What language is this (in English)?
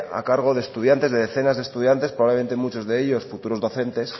Spanish